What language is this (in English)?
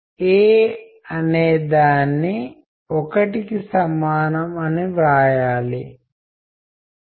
Telugu